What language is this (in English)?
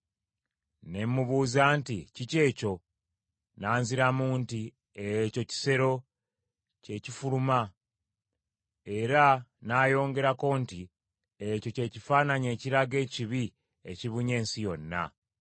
Ganda